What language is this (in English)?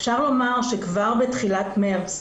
Hebrew